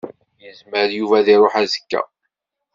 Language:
Kabyle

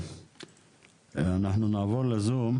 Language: Hebrew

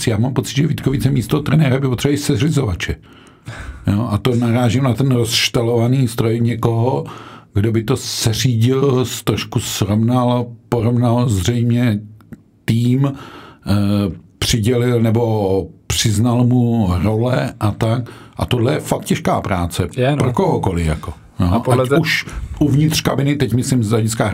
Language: Czech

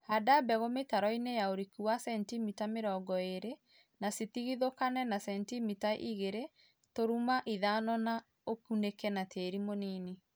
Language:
Kikuyu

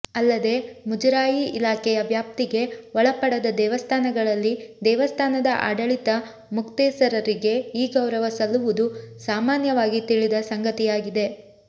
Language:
Kannada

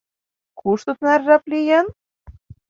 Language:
Mari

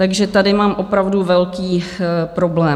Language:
Czech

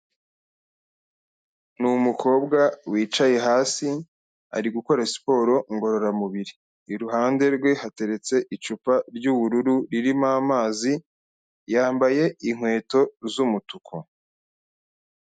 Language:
Kinyarwanda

